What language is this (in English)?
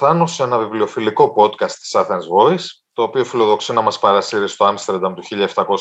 Greek